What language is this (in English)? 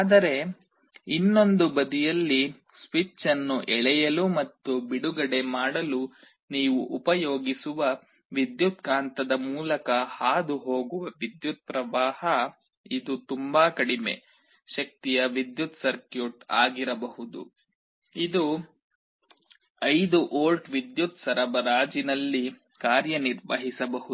Kannada